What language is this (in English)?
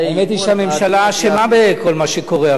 Hebrew